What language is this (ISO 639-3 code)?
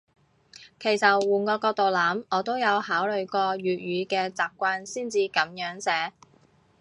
yue